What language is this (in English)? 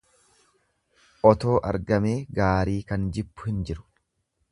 Oromo